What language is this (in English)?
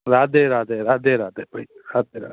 Sindhi